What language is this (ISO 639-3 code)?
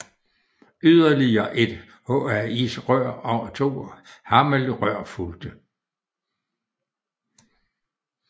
dan